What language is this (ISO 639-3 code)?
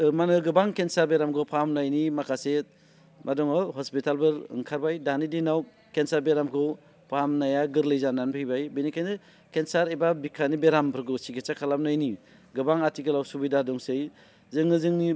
brx